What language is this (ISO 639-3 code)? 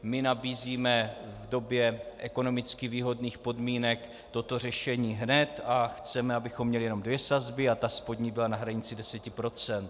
ces